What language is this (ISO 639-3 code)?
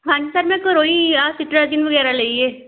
pan